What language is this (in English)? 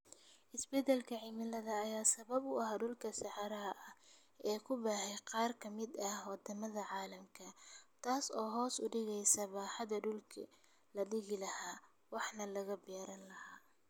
Somali